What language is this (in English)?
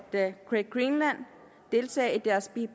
Danish